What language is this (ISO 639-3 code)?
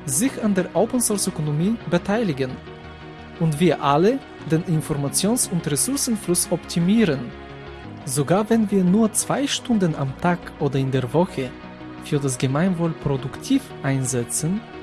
deu